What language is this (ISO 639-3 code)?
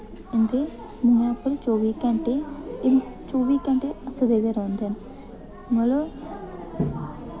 doi